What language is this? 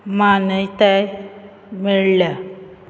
Konkani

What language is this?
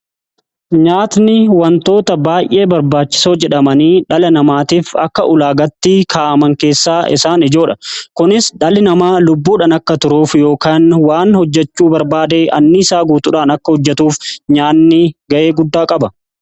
Oromo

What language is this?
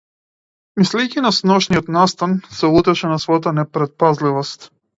Macedonian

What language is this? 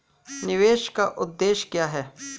Hindi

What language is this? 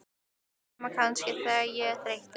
Icelandic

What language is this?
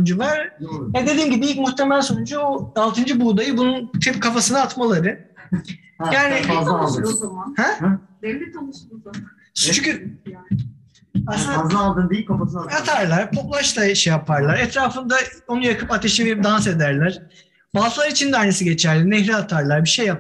Turkish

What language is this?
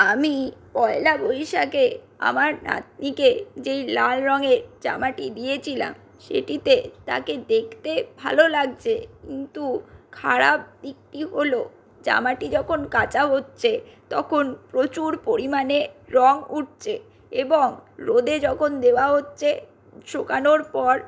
Bangla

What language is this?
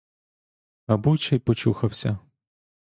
Ukrainian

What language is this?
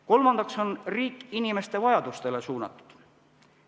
Estonian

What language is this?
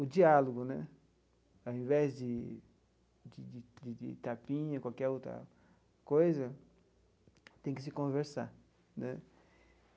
Portuguese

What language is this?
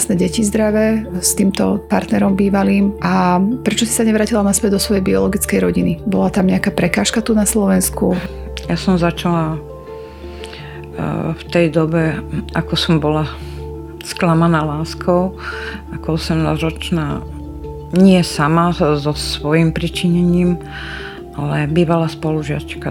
Slovak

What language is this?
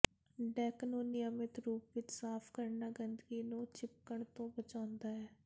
Punjabi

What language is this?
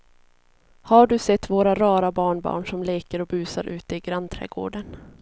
Swedish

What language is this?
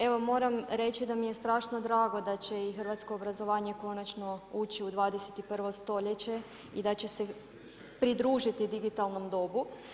Croatian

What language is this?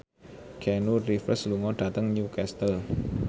Javanese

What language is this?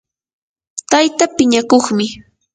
Yanahuanca Pasco Quechua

